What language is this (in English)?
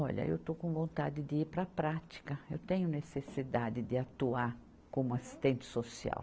Portuguese